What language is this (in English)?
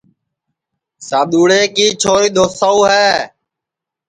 Sansi